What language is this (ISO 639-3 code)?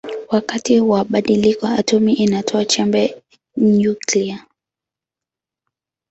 swa